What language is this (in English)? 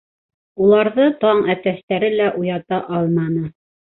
Bashkir